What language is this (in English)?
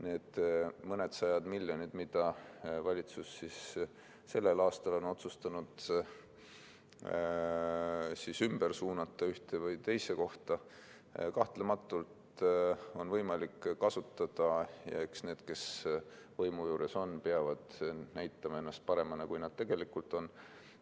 Estonian